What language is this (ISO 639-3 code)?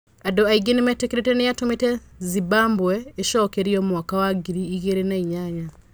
kik